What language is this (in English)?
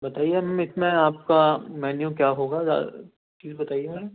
Urdu